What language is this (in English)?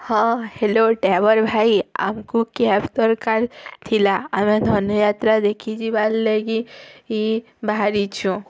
Odia